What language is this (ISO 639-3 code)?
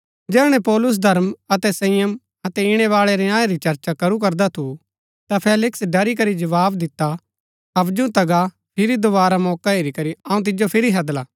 gbk